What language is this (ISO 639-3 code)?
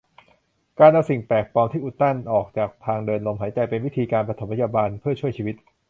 tha